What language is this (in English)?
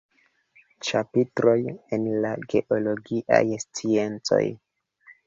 Esperanto